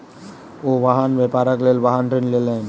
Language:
Maithili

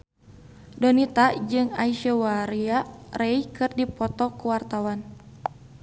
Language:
Sundanese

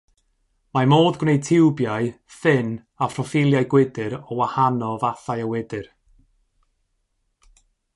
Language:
Welsh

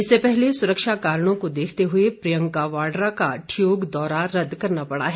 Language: Hindi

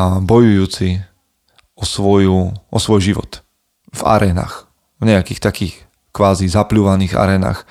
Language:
Slovak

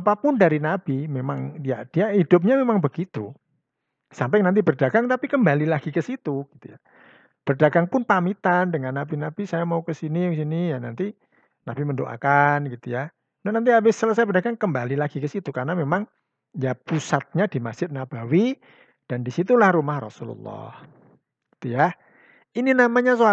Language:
Indonesian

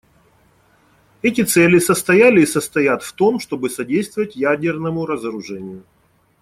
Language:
Russian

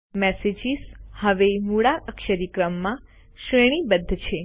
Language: Gujarati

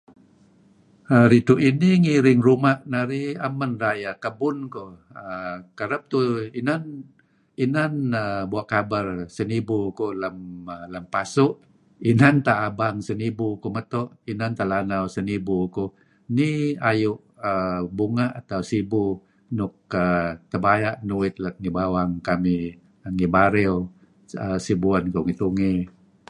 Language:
Kelabit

